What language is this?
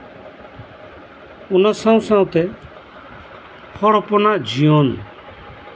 Santali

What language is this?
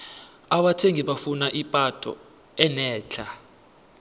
South Ndebele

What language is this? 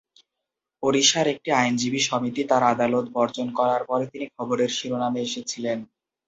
Bangla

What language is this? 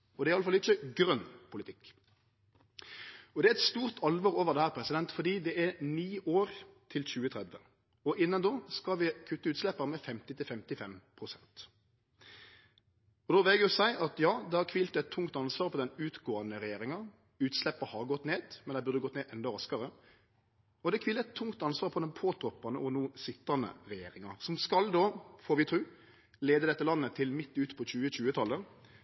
Norwegian Nynorsk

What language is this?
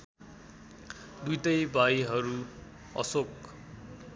Nepali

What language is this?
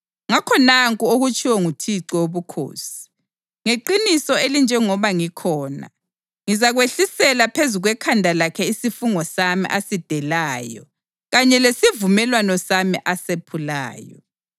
North Ndebele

